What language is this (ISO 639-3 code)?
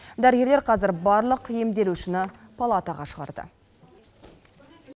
kaz